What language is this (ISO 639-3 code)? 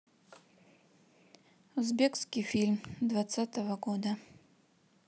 rus